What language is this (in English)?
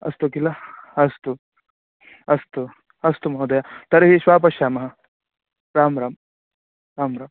Sanskrit